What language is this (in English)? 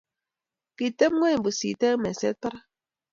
Kalenjin